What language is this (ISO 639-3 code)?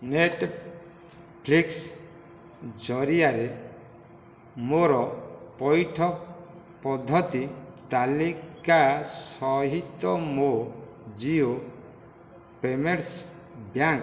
ori